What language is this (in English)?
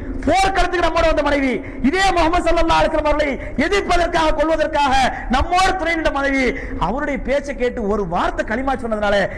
Arabic